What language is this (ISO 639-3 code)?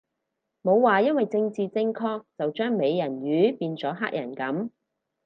yue